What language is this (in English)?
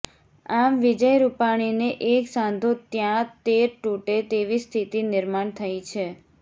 Gujarati